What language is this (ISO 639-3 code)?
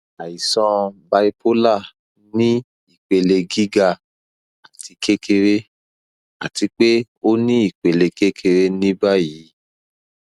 yor